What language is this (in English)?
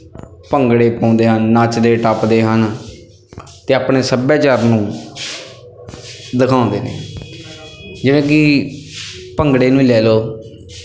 Punjabi